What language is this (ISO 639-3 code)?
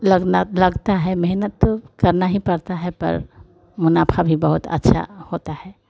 hin